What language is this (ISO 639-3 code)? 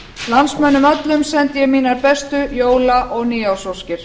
isl